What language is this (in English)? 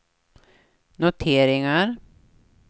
Swedish